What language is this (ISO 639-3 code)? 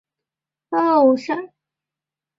zho